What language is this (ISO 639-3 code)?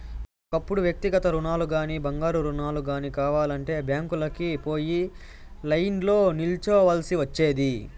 tel